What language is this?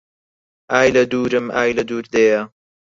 Central Kurdish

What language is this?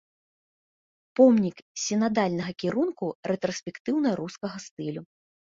Belarusian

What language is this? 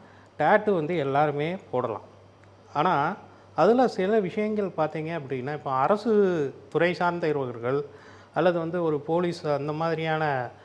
Arabic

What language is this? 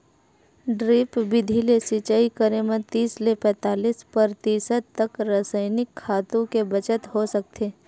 Chhattisgarhi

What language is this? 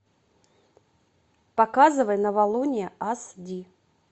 Russian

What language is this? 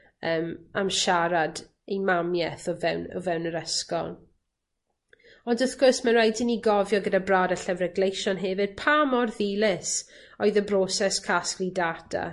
Welsh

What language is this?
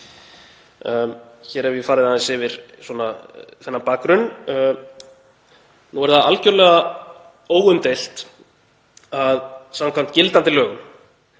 Icelandic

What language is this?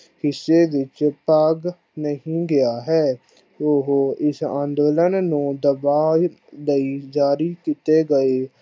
Punjabi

